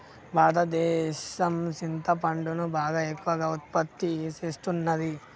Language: Telugu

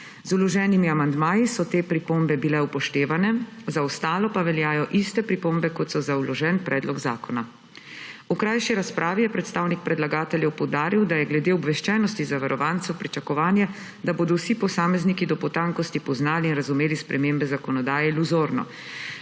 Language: Slovenian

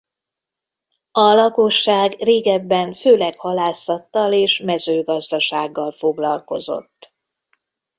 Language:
Hungarian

